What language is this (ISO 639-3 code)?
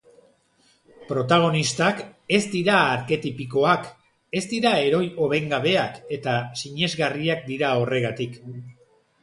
eus